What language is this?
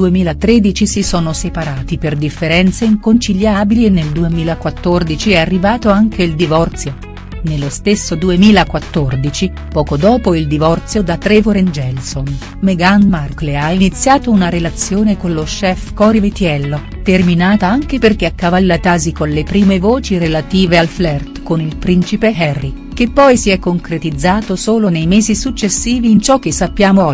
Italian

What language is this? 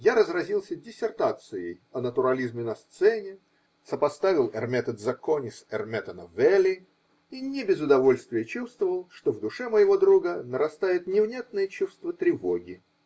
Russian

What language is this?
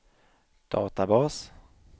Swedish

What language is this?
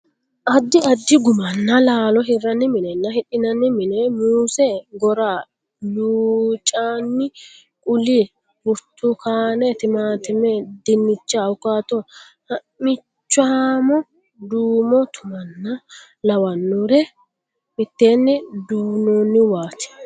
Sidamo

